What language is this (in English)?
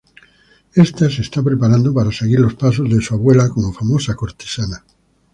Spanish